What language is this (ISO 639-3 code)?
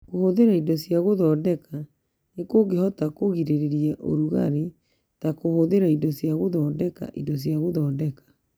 kik